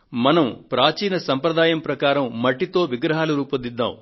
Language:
Telugu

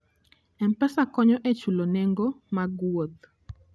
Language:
Luo (Kenya and Tanzania)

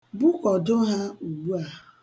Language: Igbo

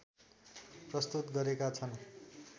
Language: Nepali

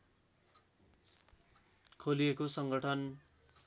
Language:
Nepali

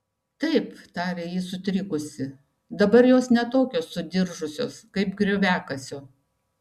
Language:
Lithuanian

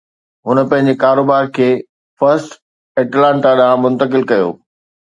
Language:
Sindhi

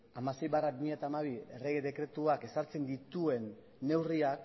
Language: Basque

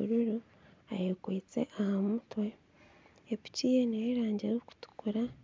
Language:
Nyankole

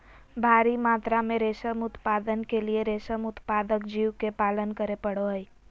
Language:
Magahi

